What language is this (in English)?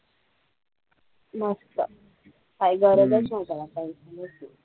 Marathi